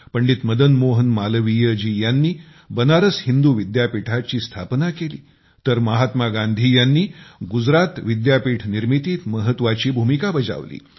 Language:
Marathi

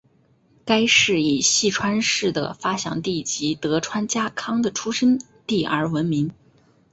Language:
Chinese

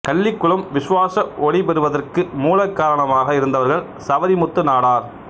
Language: Tamil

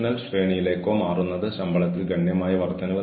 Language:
Malayalam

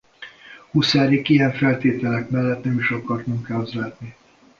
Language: Hungarian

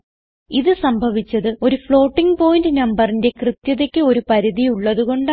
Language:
Malayalam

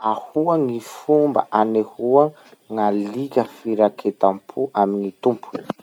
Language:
Masikoro Malagasy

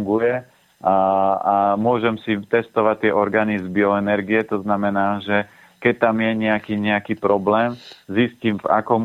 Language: Slovak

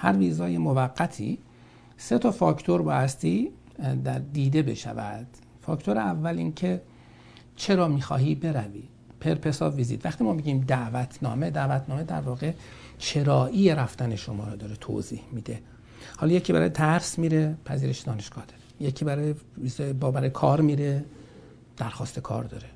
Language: Persian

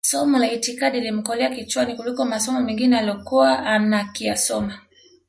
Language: Swahili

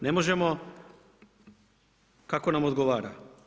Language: Croatian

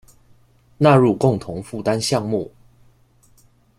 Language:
Chinese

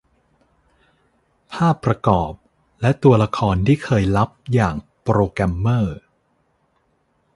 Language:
Thai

